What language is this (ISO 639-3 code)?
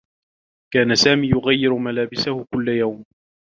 ara